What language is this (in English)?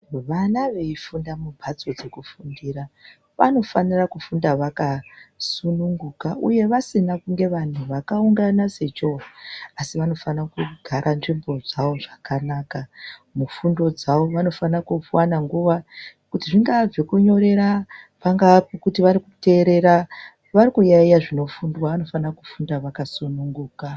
Ndau